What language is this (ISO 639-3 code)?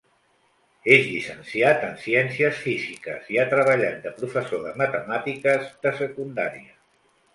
cat